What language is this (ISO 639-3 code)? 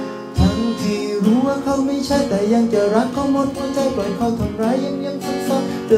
tha